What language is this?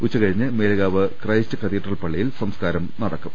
Malayalam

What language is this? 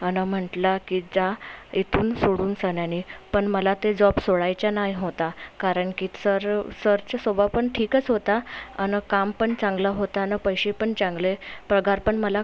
Marathi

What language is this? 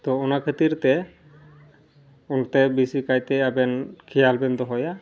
Santali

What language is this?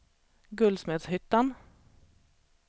Swedish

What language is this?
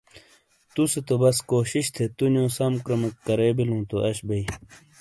Shina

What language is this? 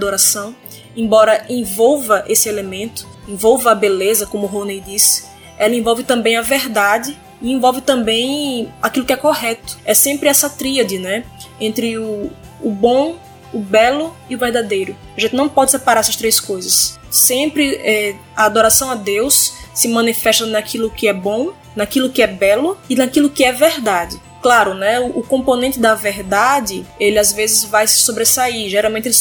Portuguese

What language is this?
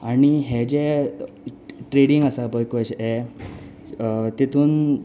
Konkani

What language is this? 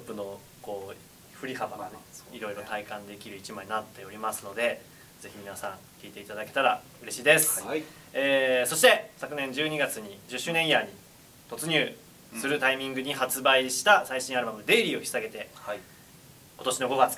Japanese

